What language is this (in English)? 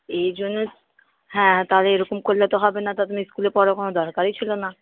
Bangla